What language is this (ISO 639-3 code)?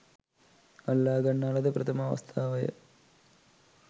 sin